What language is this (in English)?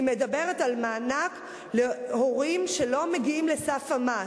Hebrew